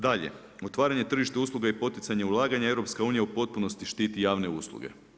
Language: Croatian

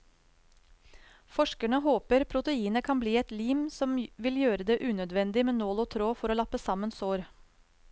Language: Norwegian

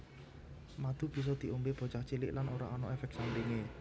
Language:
Javanese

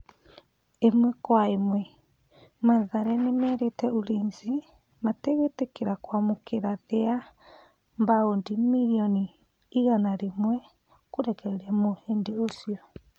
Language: Kikuyu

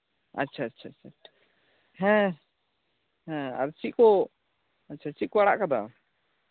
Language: Santali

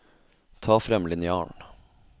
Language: Norwegian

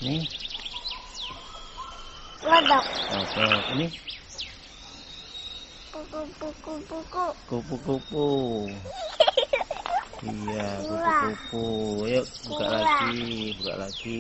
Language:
Indonesian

